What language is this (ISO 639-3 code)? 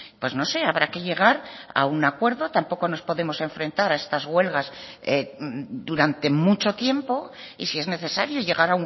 spa